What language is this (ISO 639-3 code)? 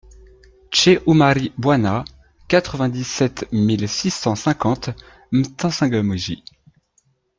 fra